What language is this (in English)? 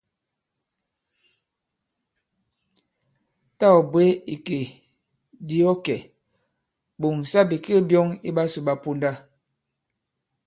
Bankon